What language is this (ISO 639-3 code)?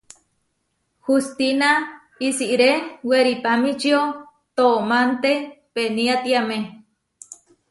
var